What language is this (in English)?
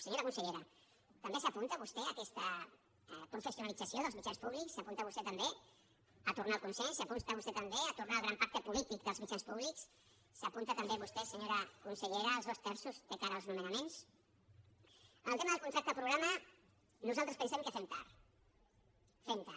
Catalan